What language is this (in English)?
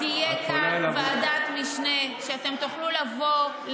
Hebrew